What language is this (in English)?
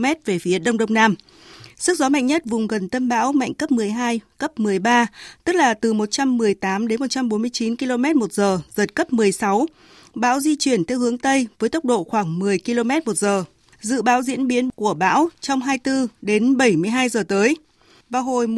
Vietnamese